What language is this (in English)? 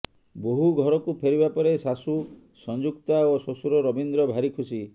Odia